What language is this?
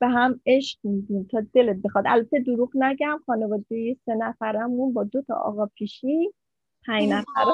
Persian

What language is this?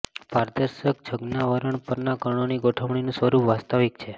Gujarati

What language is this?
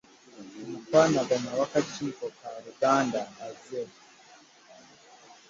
Ganda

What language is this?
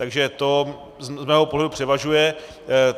Czech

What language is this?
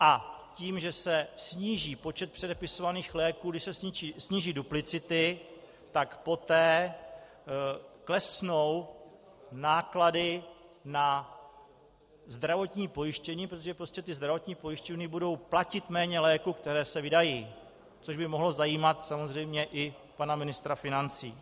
Czech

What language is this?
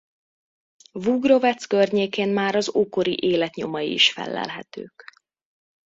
Hungarian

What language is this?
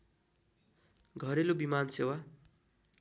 Nepali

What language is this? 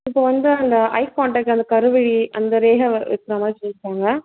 Tamil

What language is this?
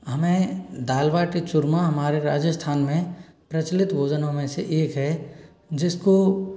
Hindi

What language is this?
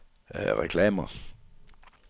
Danish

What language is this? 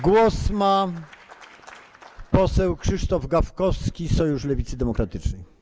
Polish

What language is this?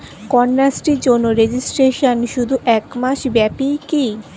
Bangla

